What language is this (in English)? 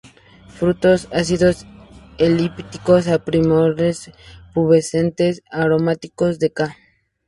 Spanish